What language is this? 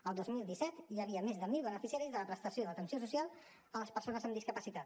Catalan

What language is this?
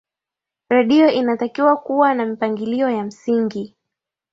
Swahili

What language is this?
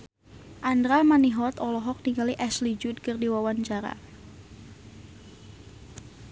Sundanese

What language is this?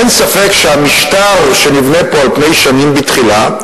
Hebrew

